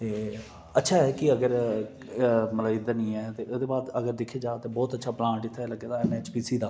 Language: Dogri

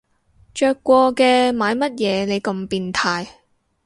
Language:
Cantonese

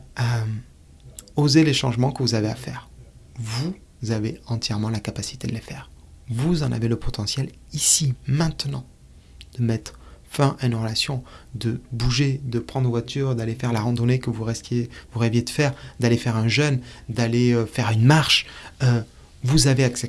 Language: French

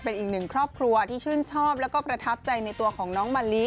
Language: Thai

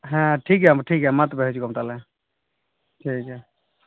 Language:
Santali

